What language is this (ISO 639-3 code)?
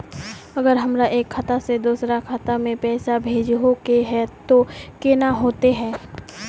mag